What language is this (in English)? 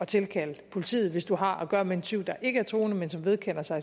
Danish